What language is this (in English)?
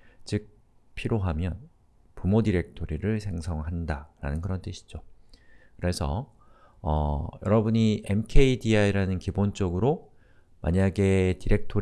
Korean